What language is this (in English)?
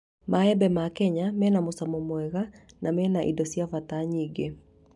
Kikuyu